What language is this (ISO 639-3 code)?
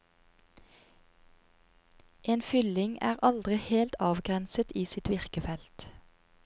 nor